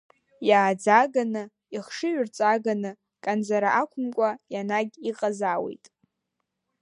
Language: Abkhazian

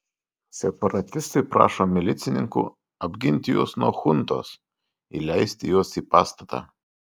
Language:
Lithuanian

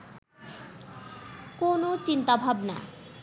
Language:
Bangla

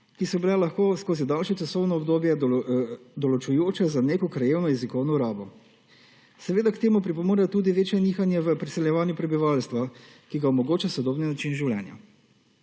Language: Slovenian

